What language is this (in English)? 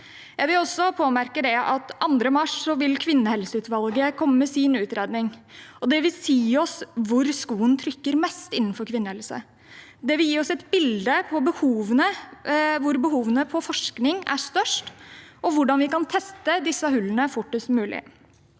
Norwegian